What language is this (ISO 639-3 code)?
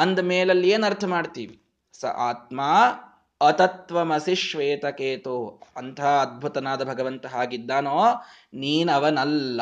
kan